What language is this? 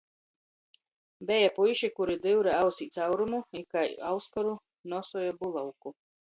Latgalian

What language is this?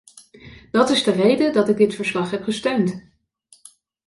Dutch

